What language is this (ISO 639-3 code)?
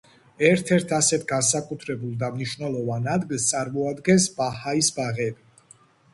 kat